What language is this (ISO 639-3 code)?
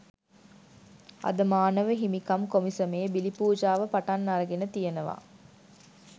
sin